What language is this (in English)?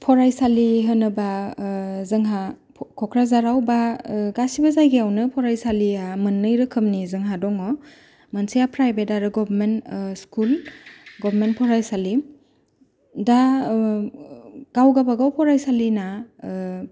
Bodo